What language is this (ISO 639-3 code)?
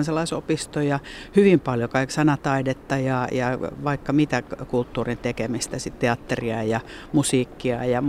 fin